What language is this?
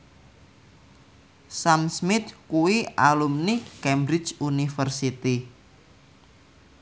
Javanese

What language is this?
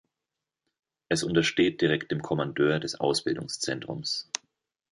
German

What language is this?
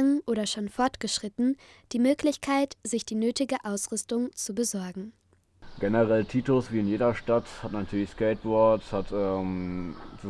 German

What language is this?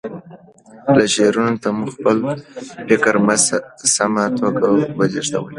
Pashto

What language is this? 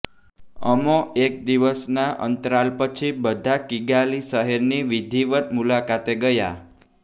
Gujarati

